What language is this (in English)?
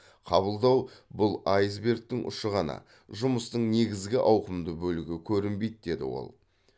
Kazakh